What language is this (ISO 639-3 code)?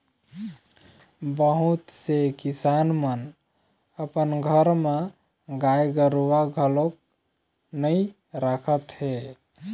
hne